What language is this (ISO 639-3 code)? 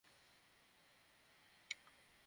ben